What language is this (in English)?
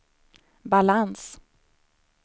Swedish